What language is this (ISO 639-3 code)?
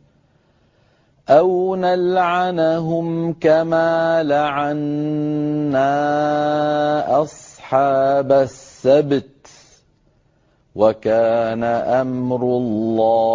ara